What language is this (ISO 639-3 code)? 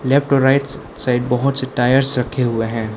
hin